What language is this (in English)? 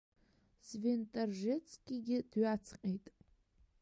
Abkhazian